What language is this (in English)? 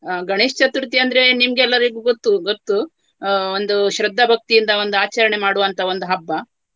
Kannada